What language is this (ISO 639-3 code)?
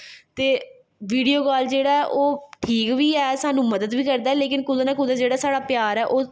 doi